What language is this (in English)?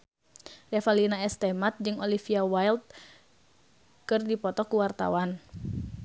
Sundanese